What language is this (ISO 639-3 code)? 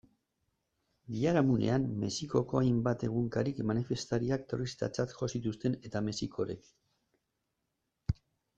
eus